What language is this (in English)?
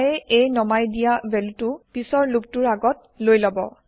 Assamese